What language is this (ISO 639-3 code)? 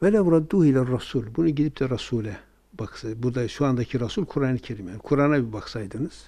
tur